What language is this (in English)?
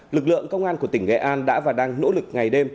Vietnamese